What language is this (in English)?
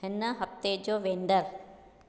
Sindhi